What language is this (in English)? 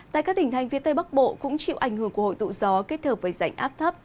Vietnamese